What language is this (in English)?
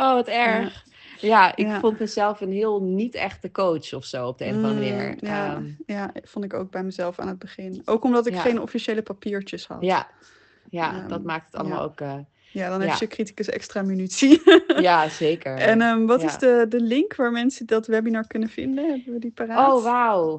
Dutch